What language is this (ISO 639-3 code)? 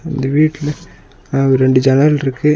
tam